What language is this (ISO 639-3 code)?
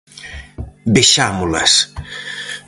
glg